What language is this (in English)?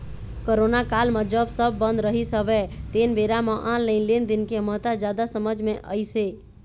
Chhattisgarhi